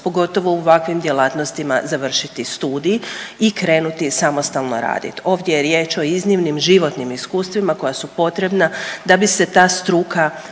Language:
Croatian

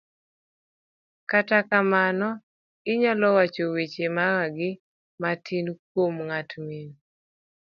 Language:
Luo (Kenya and Tanzania)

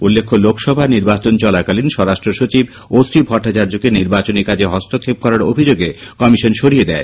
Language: Bangla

